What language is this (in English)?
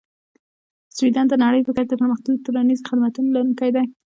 Pashto